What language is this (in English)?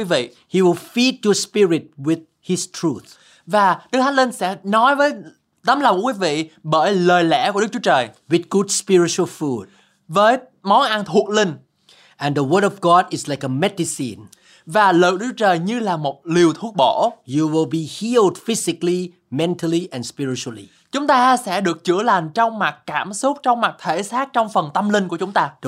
Vietnamese